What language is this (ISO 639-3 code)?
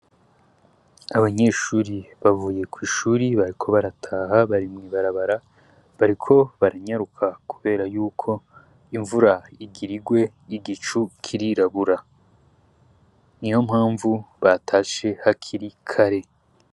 run